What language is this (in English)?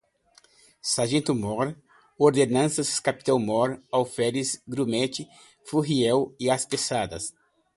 Portuguese